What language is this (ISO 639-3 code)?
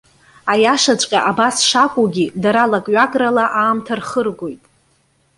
abk